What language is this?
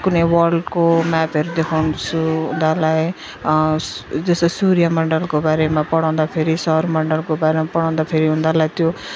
Nepali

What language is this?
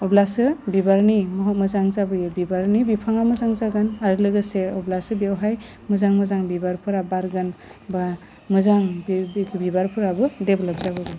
Bodo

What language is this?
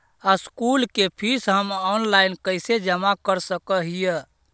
Magahi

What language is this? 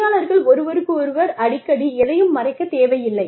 Tamil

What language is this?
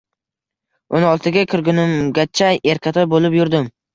Uzbek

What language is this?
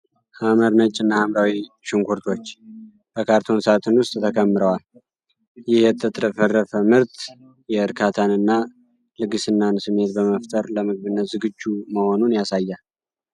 Amharic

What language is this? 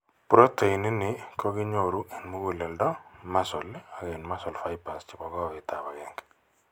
Kalenjin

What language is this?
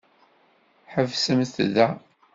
Kabyle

